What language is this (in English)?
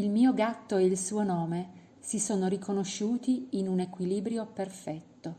Italian